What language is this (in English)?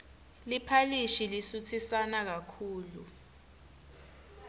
Swati